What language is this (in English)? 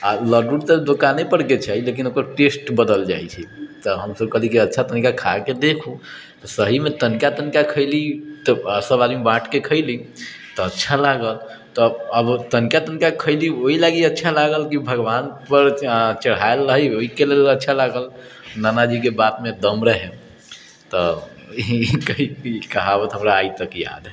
Maithili